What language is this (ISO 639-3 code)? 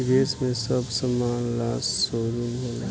bho